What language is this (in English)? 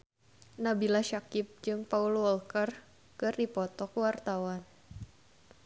Sundanese